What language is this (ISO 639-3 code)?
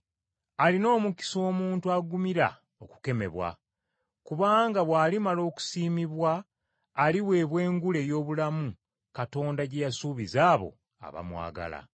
lug